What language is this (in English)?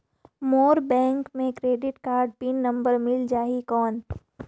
Chhattisgarhi